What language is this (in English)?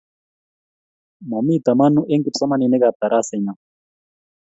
Kalenjin